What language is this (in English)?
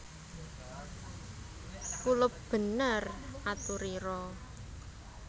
Javanese